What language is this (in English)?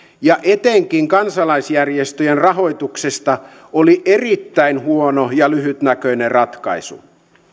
Finnish